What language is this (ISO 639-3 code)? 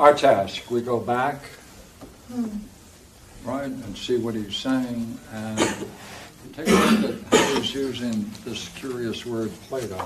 eng